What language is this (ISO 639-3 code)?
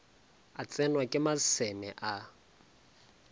nso